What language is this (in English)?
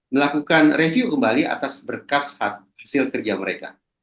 Indonesian